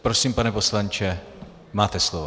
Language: Czech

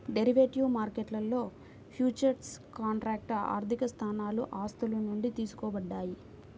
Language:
Telugu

